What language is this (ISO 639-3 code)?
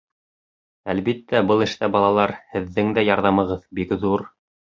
bak